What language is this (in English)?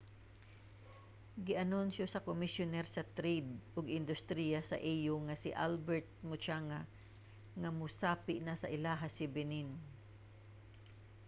Cebuano